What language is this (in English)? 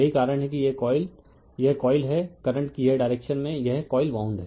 Hindi